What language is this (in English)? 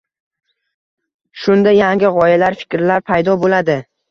Uzbek